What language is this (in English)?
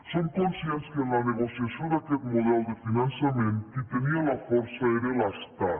Catalan